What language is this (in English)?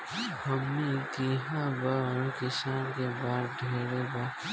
Bhojpuri